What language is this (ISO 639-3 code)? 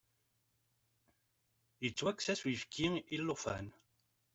kab